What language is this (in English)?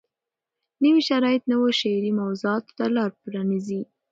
Pashto